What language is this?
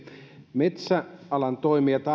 Finnish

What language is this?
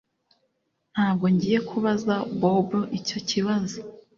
Kinyarwanda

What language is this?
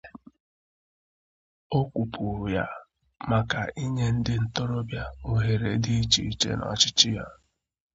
Igbo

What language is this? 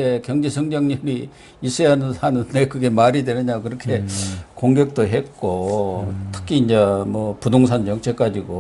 Korean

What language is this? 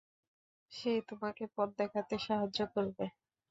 Bangla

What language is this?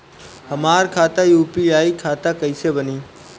Bhojpuri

